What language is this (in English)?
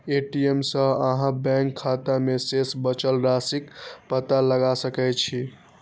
Maithili